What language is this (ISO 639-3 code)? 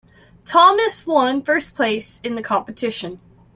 eng